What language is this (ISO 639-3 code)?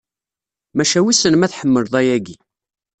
kab